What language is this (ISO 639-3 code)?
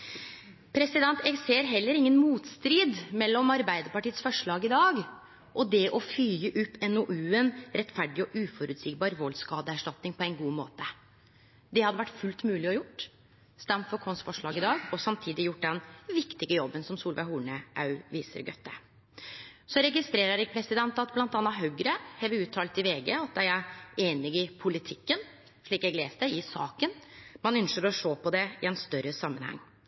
nno